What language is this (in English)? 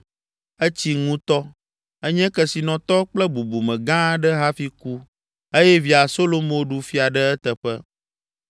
Ewe